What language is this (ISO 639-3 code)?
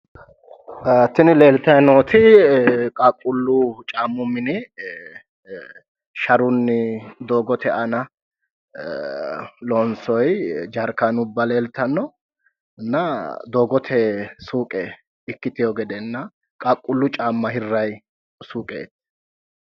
sid